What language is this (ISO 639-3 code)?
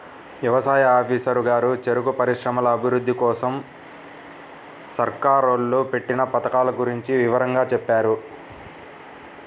tel